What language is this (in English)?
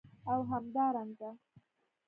Pashto